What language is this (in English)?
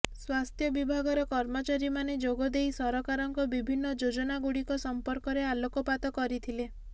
Odia